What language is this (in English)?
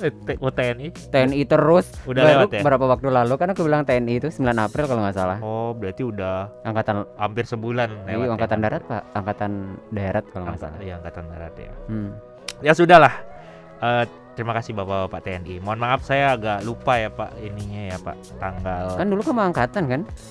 Indonesian